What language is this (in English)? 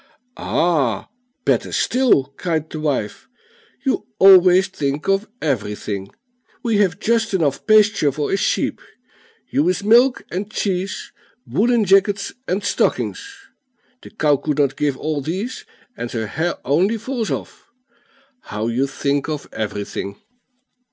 English